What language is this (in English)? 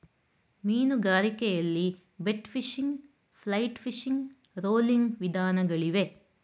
Kannada